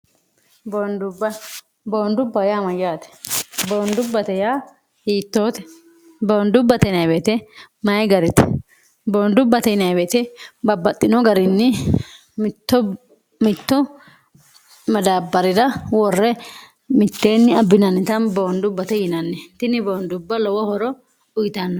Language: Sidamo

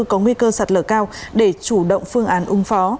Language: Vietnamese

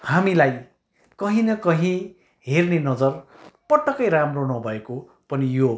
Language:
Nepali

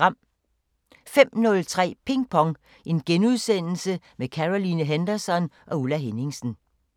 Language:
Danish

